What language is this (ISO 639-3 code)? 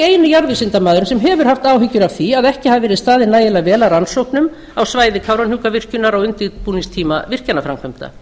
isl